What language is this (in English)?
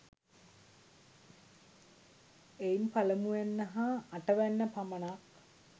Sinhala